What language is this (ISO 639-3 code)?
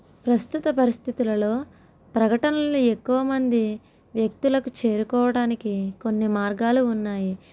tel